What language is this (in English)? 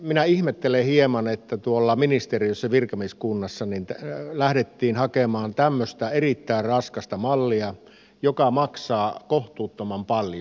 Finnish